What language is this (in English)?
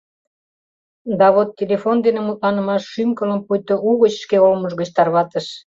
Mari